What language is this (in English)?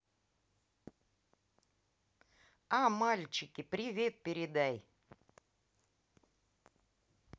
Russian